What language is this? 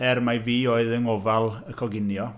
Welsh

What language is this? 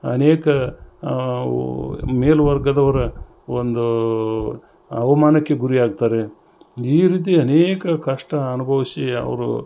Kannada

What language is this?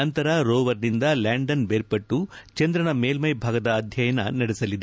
Kannada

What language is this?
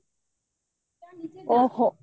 Odia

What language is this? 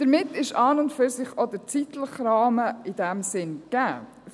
Swiss German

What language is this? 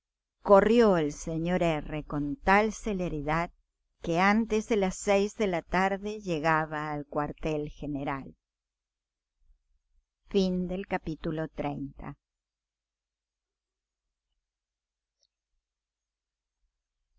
Spanish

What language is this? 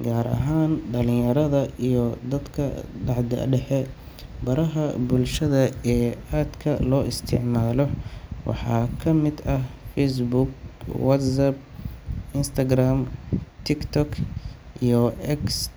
Somali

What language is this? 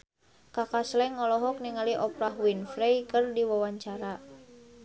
Sundanese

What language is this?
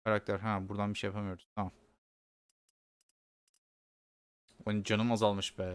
Turkish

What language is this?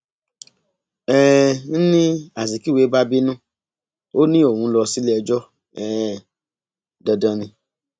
Yoruba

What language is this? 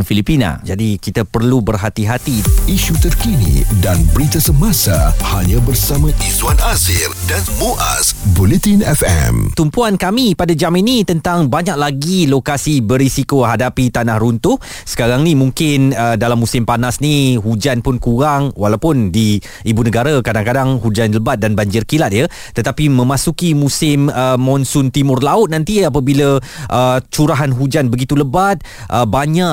Malay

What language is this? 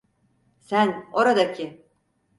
Turkish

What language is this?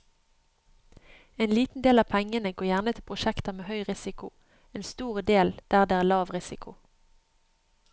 Norwegian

